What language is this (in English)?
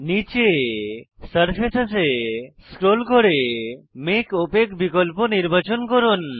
Bangla